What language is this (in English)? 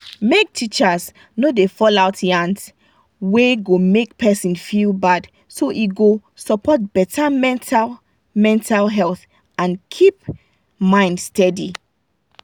Nigerian Pidgin